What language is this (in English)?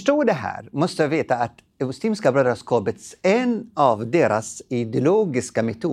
Swedish